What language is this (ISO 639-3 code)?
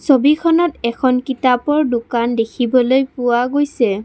asm